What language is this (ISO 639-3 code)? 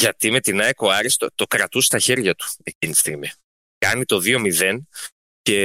ell